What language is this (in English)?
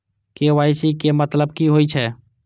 Maithili